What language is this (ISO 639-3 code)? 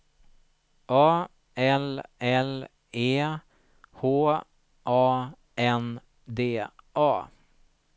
swe